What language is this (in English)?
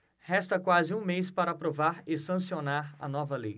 Portuguese